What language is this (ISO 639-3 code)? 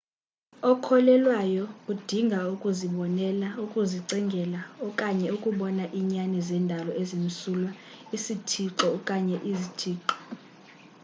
xho